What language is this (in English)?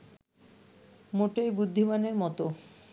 Bangla